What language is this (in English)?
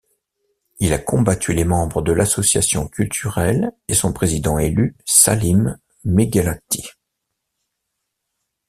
French